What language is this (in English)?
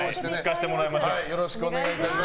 Japanese